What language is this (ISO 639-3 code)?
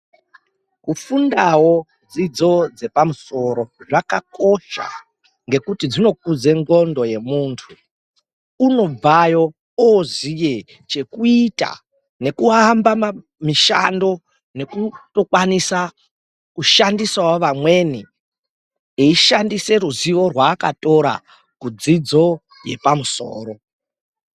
ndc